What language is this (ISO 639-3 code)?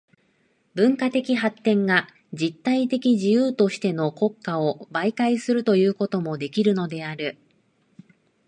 jpn